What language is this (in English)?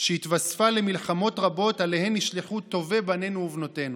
Hebrew